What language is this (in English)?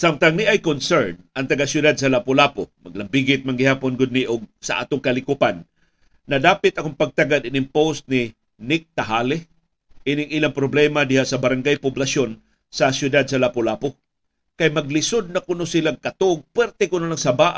Filipino